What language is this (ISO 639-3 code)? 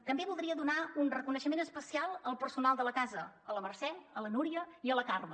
cat